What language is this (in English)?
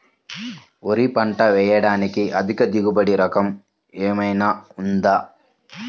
Telugu